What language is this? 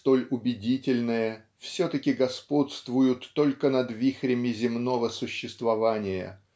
Russian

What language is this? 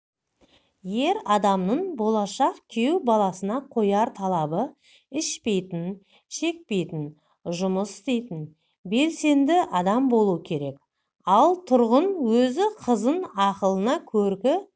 Kazakh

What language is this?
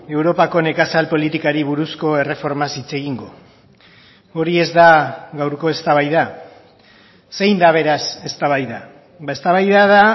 Basque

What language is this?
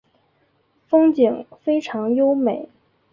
Chinese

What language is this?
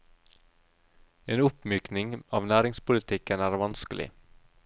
Norwegian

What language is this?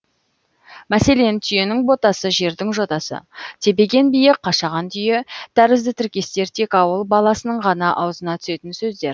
Kazakh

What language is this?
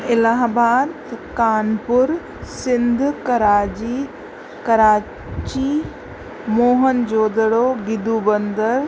Sindhi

